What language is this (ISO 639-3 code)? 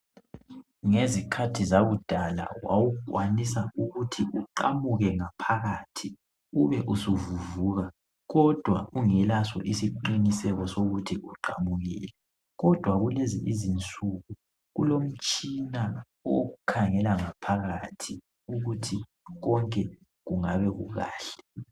nde